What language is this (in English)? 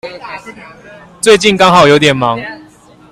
Chinese